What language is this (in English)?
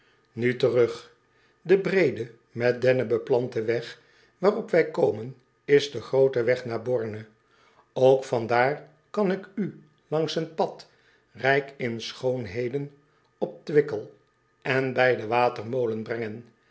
Dutch